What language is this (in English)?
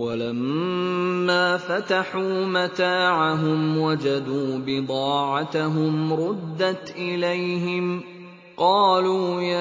Arabic